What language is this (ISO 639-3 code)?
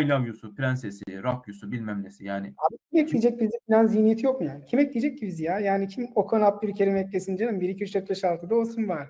tur